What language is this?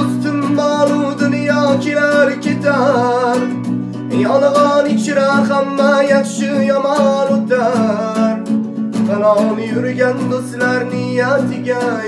Turkish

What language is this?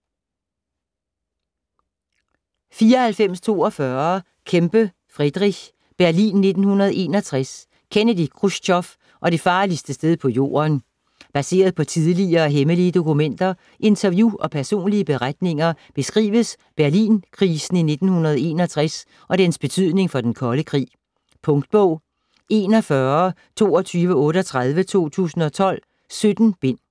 Danish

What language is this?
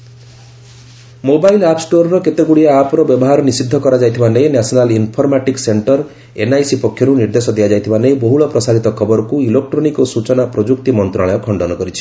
Odia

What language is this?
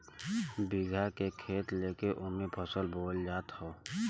Bhojpuri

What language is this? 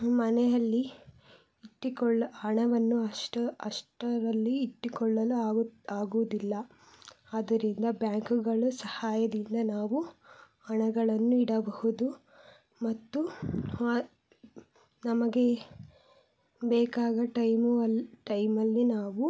Kannada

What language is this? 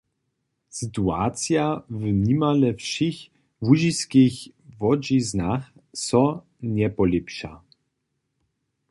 Upper Sorbian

